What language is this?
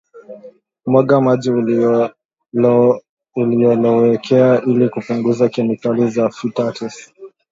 Swahili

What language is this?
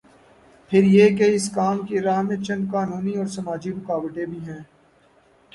Urdu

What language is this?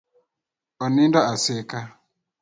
Luo (Kenya and Tanzania)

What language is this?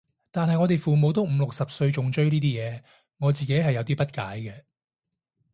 Cantonese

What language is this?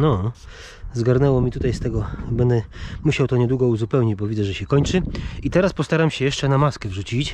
Polish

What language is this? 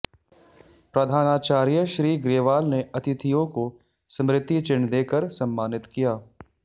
Hindi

